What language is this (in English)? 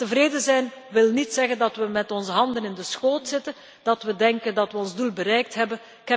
Dutch